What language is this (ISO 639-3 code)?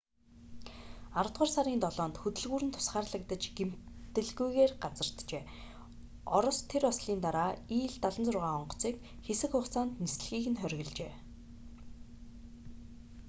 mon